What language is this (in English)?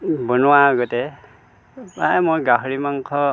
Assamese